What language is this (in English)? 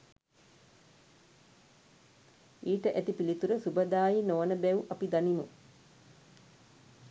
Sinhala